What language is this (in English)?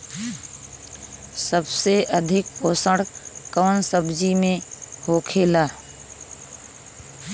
Bhojpuri